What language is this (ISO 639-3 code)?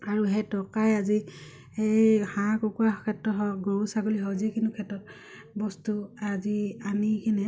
asm